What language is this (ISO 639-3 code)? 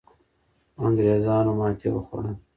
pus